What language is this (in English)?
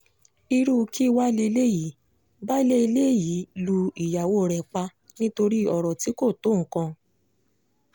Yoruba